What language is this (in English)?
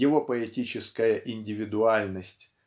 Russian